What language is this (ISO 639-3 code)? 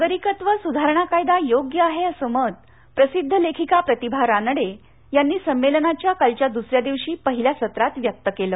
mar